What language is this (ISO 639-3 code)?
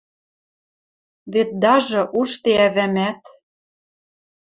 mrj